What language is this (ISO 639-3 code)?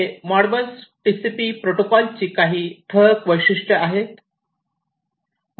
mar